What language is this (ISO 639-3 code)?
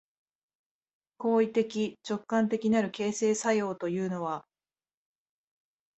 jpn